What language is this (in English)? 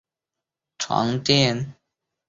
Chinese